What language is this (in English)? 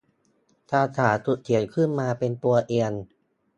Thai